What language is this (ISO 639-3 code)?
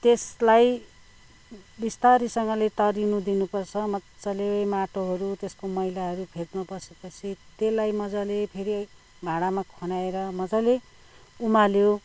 nep